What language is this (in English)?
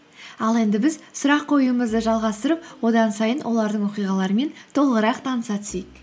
Kazakh